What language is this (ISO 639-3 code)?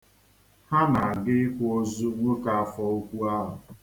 ibo